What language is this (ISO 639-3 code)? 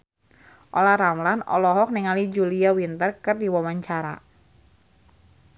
sun